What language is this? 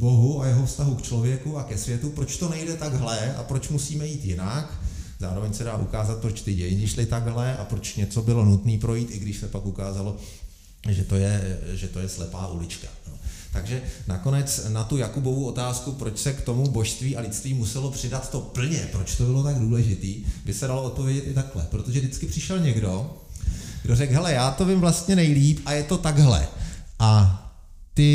Czech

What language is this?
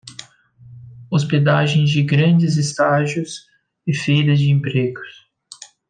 Portuguese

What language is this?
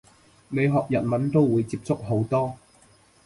Cantonese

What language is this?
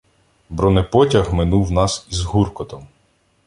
Ukrainian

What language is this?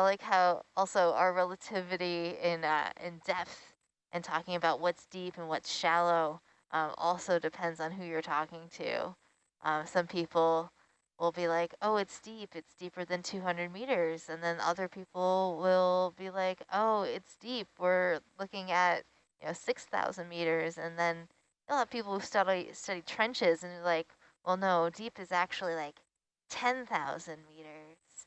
English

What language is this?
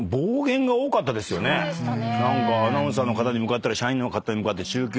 Japanese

